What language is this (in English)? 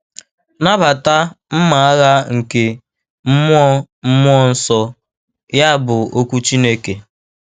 Igbo